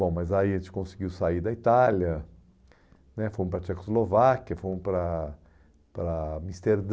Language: Portuguese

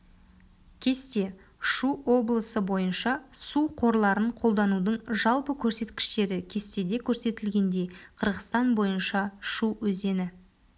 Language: Kazakh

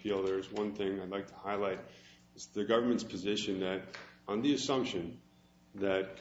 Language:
English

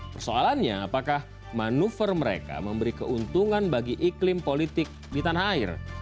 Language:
Indonesian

